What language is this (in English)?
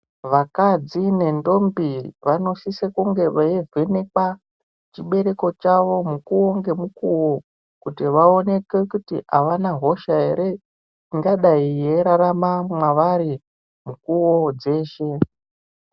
Ndau